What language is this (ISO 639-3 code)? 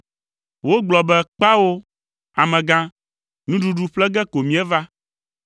ewe